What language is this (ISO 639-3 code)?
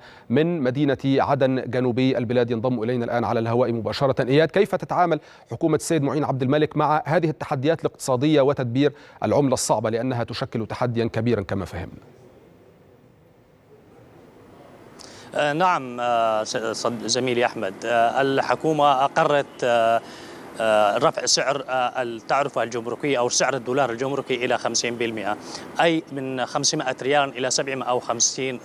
ara